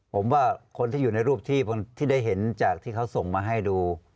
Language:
Thai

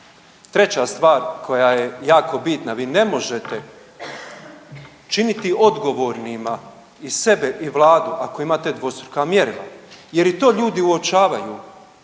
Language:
Croatian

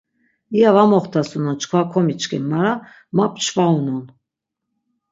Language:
Laz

